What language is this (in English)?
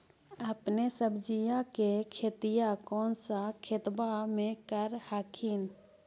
Magahi